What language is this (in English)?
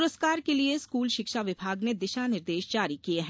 Hindi